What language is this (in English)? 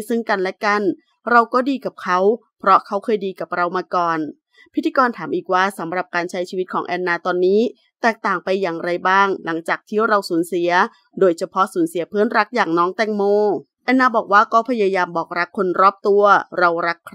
Thai